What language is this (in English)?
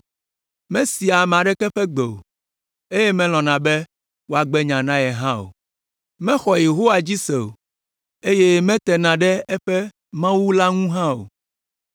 Ewe